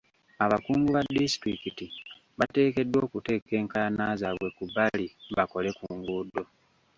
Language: Ganda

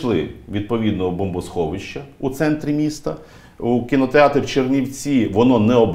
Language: Ukrainian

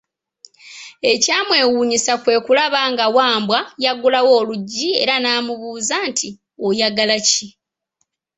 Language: Ganda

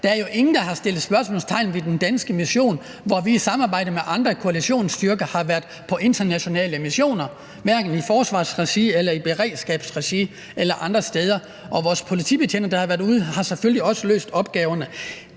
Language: Danish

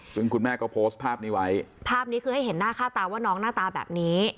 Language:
Thai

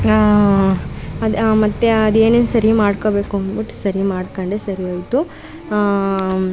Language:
Kannada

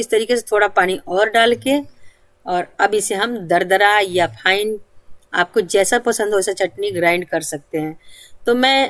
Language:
Hindi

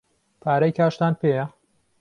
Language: Central Kurdish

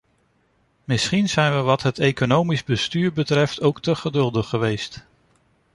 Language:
Dutch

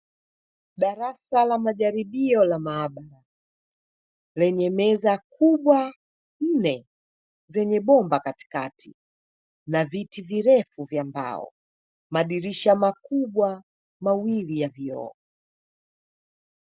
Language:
Swahili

